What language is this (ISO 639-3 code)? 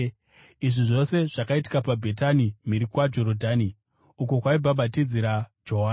sna